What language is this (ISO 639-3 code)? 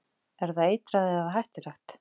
isl